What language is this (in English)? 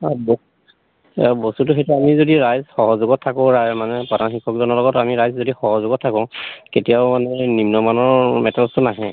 Assamese